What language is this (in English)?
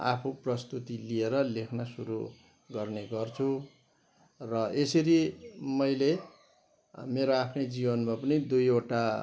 Nepali